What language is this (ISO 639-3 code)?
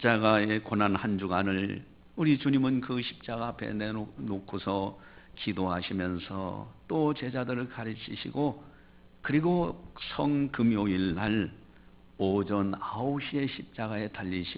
kor